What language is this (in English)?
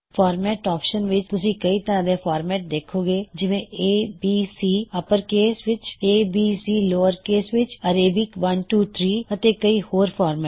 Punjabi